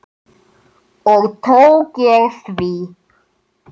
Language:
Icelandic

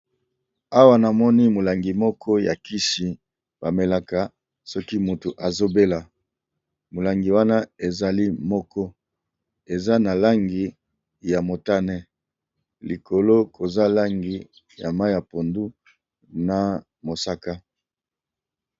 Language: Lingala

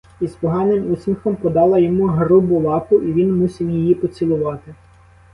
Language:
Ukrainian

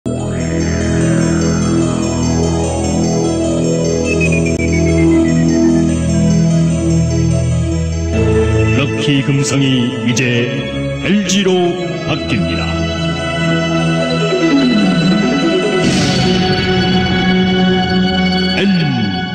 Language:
Korean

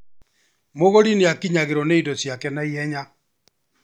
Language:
Kikuyu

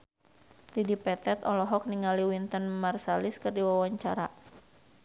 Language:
Sundanese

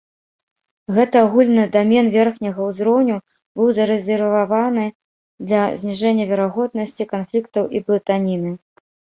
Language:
Belarusian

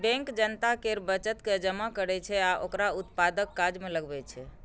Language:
Maithili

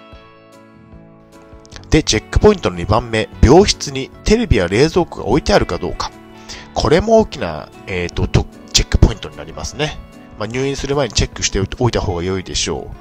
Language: Japanese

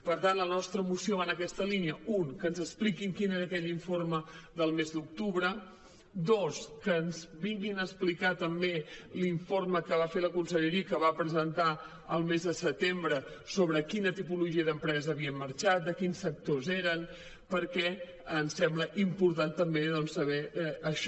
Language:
Catalan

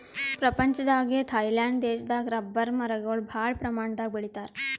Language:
Kannada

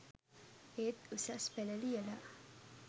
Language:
Sinhala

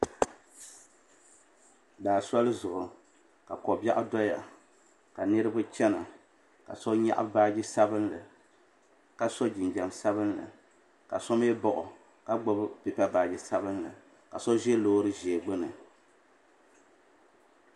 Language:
Dagbani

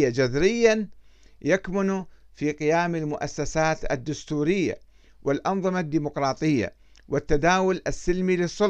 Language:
Arabic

